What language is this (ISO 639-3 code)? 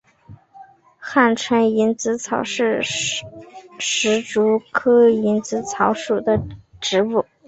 zho